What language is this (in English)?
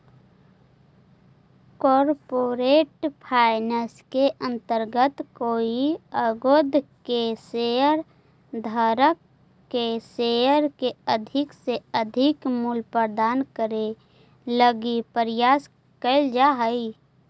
Magahi